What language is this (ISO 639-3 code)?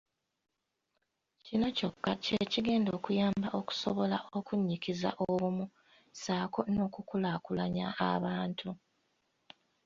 lug